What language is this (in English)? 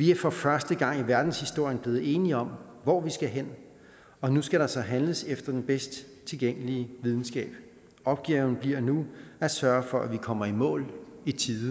Danish